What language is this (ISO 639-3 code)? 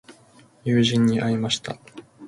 jpn